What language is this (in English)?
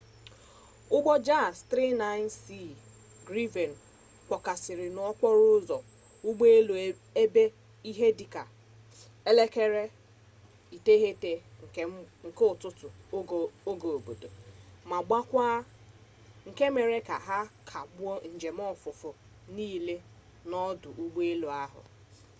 Igbo